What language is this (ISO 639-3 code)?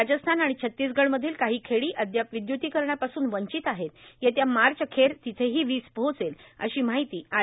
mar